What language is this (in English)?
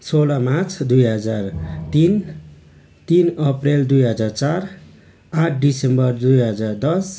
Nepali